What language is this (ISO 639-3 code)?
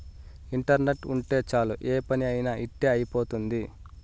tel